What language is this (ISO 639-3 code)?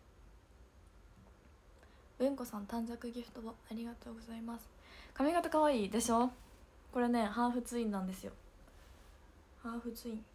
jpn